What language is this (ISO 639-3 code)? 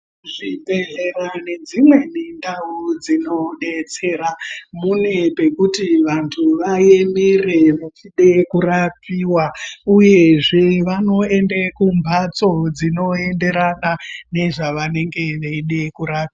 ndc